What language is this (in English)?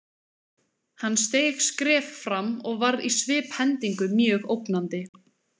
Icelandic